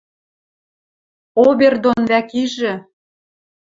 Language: Western Mari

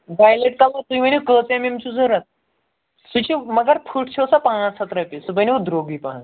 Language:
Kashmiri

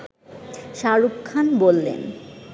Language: Bangla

